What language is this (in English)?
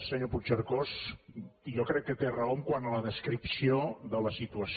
Catalan